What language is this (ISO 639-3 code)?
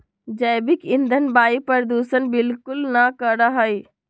mag